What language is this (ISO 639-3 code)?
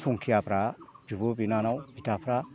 brx